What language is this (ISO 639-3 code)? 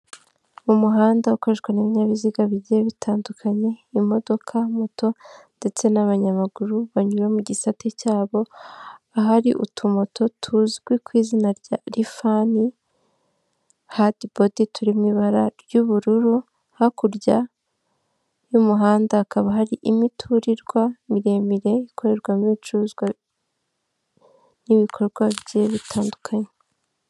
kin